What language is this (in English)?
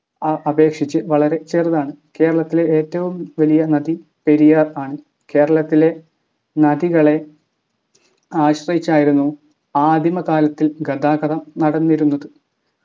Malayalam